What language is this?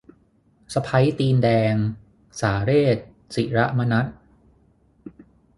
Thai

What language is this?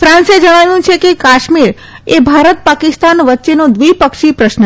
Gujarati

